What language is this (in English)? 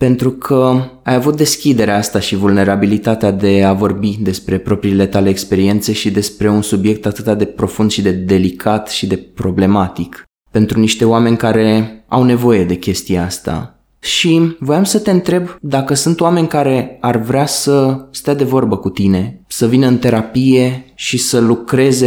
Romanian